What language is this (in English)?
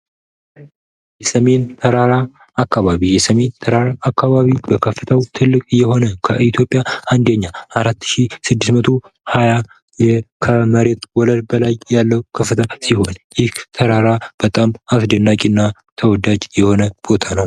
Amharic